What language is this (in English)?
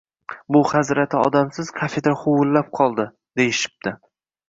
Uzbek